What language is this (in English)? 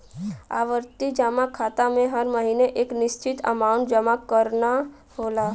Bhojpuri